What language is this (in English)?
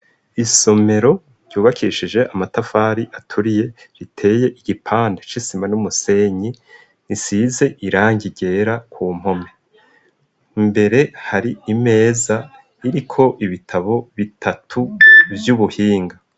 Rundi